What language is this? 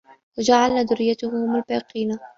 Arabic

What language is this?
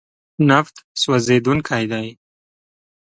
Pashto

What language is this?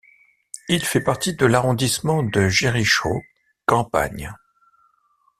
French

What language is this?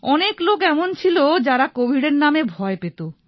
Bangla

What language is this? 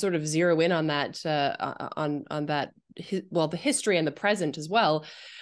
English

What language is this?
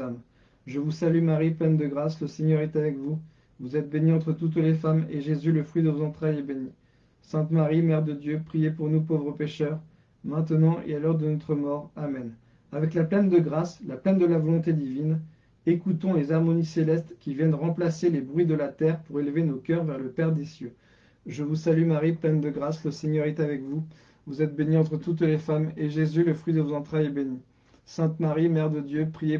French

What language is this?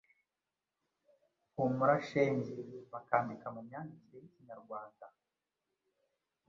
Kinyarwanda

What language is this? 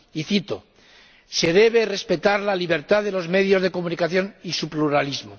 Spanish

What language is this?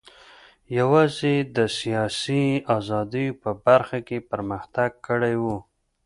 Pashto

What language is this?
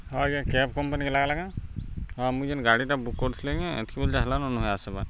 Odia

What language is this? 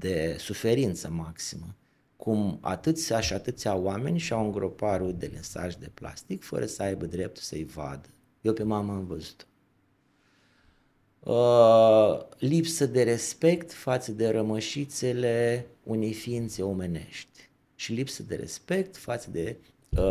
Romanian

